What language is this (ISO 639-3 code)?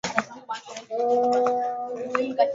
swa